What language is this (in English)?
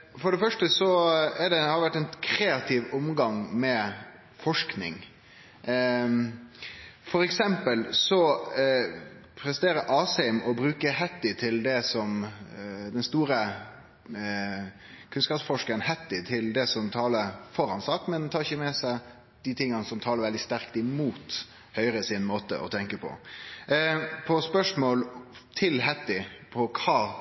Norwegian Nynorsk